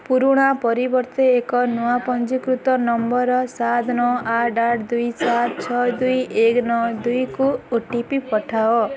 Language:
Odia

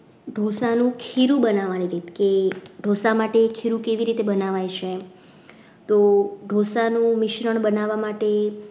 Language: Gujarati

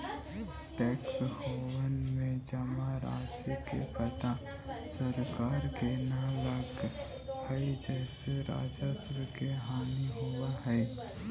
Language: Magahi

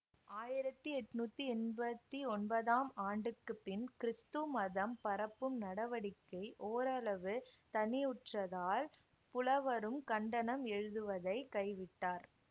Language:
Tamil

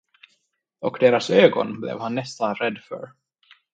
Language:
Swedish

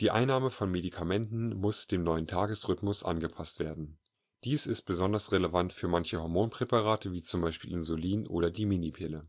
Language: German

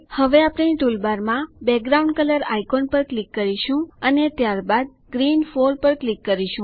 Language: Gujarati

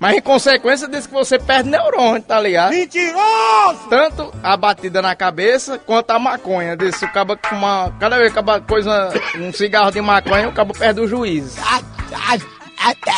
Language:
Portuguese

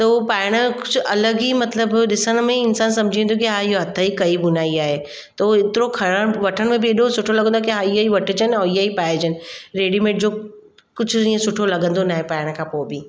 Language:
Sindhi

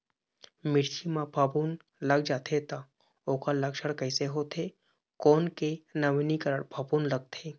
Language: Chhattisgarhi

